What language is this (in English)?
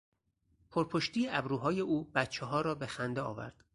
Persian